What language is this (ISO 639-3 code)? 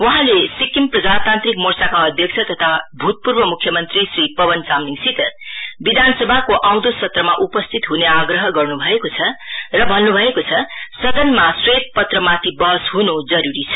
nep